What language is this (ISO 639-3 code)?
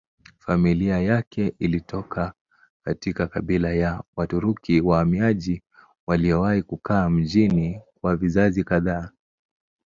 swa